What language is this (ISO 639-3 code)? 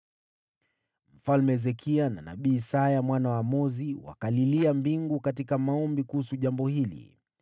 swa